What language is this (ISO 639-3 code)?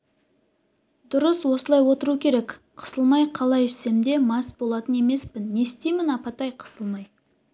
kaz